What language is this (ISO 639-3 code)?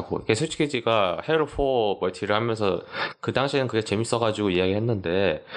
kor